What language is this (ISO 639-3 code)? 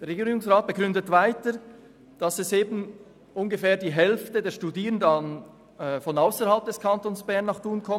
gsw